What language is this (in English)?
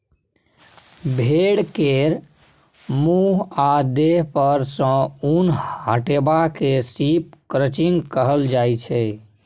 Maithili